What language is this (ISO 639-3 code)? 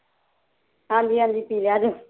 pan